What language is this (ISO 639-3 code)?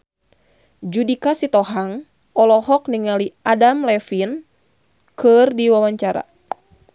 sun